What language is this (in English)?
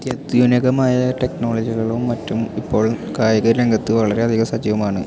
Malayalam